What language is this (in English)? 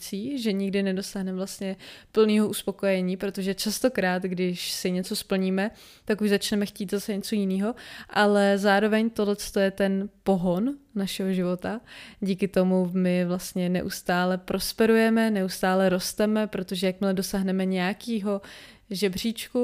Czech